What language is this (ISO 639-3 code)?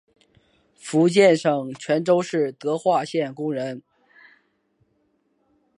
zho